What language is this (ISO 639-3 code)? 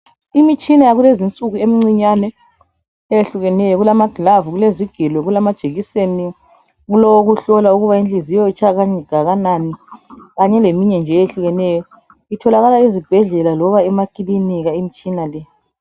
nde